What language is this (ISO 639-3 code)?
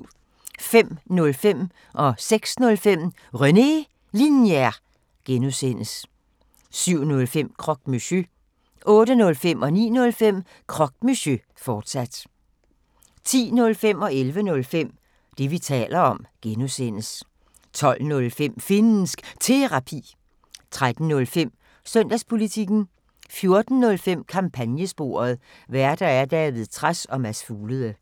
dan